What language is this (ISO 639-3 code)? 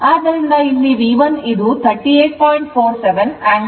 kan